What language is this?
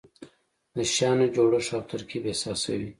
Pashto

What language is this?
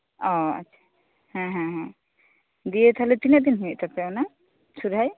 Santali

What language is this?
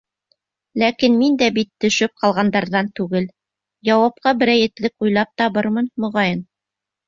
Bashkir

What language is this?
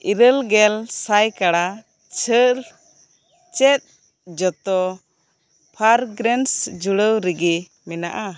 Santali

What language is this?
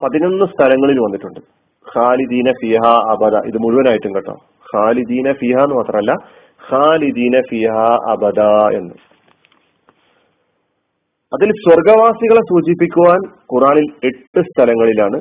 Malayalam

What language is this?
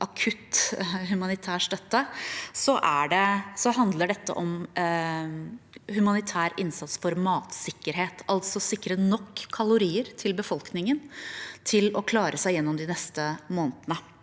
Norwegian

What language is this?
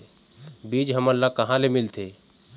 Chhattisgarhi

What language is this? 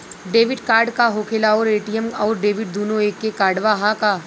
Bhojpuri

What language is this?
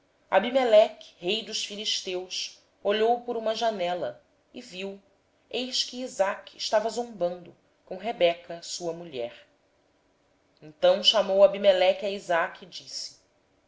Portuguese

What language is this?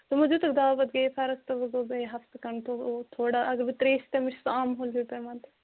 Kashmiri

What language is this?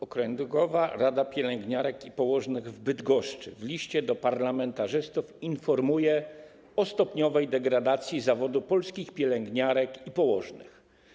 Polish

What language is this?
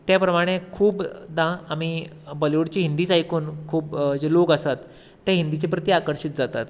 Konkani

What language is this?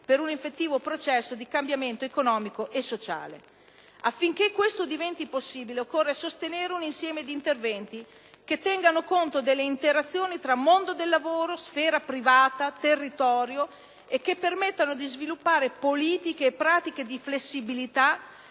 Italian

